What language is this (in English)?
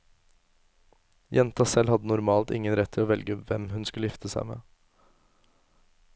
Norwegian